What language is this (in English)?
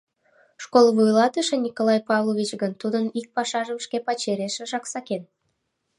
Mari